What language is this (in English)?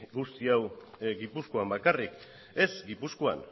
Basque